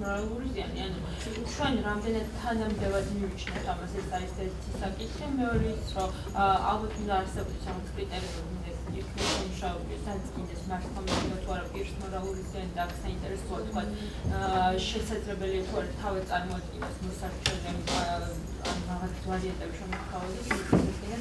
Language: Romanian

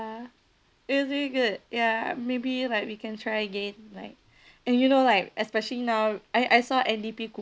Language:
English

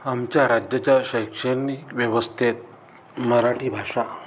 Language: Marathi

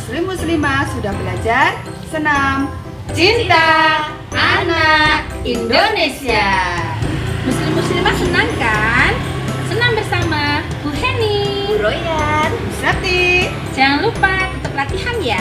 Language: Indonesian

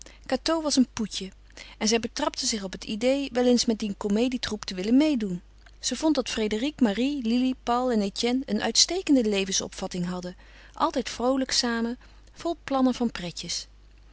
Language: Dutch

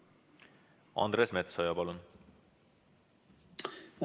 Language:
Estonian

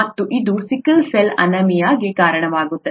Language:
Kannada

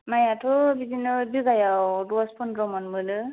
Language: Bodo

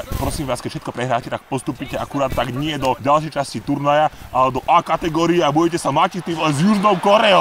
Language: Czech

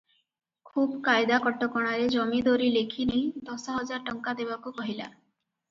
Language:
Odia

